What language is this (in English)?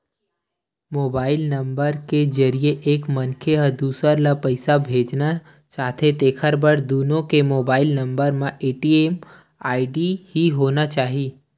Chhattisgarhi